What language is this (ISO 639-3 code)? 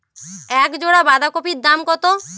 ben